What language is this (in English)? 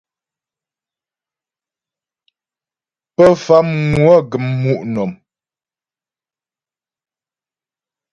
Ghomala